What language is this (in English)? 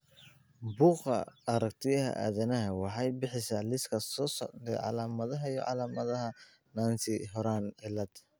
Somali